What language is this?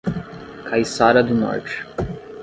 Portuguese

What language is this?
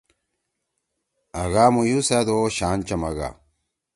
Torwali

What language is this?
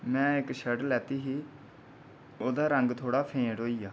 Dogri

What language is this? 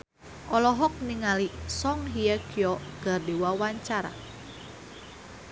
Sundanese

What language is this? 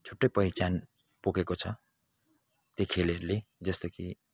Nepali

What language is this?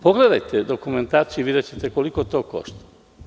Serbian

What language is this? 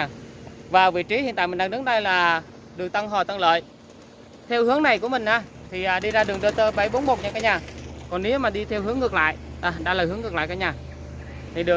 Vietnamese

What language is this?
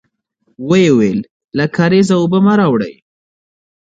Pashto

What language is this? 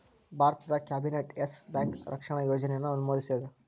Kannada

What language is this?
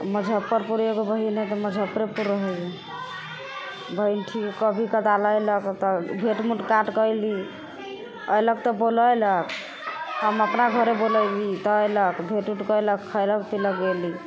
Maithili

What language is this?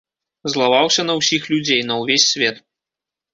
Belarusian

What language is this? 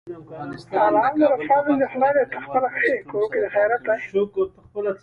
Pashto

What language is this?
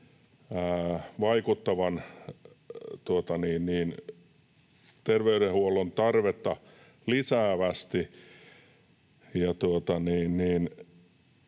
Finnish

